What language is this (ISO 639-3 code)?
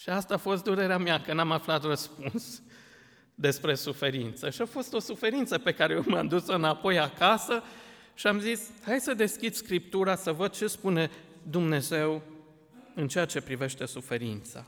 ron